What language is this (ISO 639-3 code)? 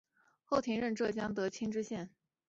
zho